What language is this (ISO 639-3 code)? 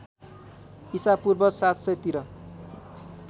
nep